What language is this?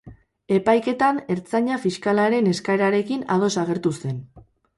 Basque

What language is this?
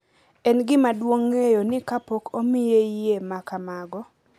Luo (Kenya and Tanzania)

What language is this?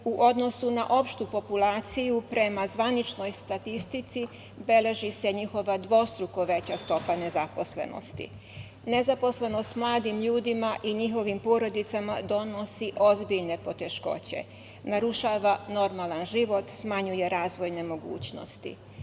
Serbian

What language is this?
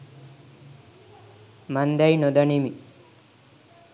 Sinhala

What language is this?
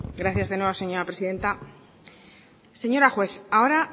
Spanish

